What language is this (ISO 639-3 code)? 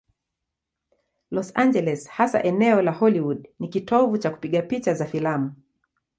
swa